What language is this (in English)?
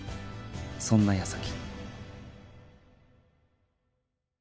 Japanese